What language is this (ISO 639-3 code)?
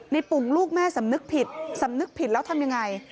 tha